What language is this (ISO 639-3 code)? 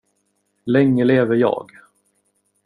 swe